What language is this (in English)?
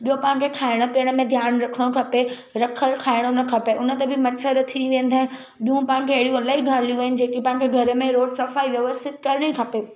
Sindhi